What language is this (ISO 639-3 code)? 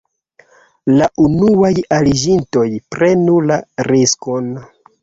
epo